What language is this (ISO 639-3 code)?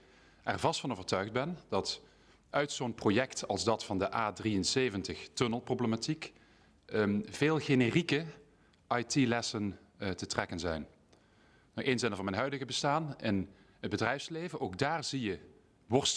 nld